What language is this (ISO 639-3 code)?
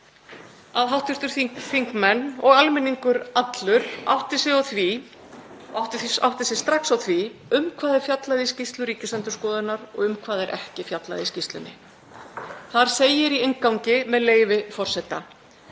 isl